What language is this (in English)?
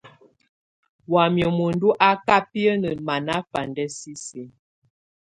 Tunen